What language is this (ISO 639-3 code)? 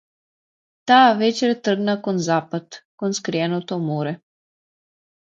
mkd